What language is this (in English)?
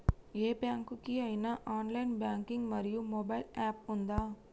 Telugu